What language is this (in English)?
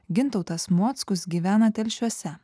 Lithuanian